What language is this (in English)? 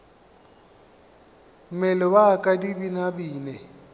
Northern Sotho